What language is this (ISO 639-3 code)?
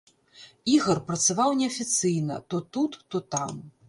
bel